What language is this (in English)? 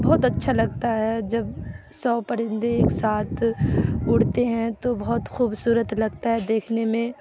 Urdu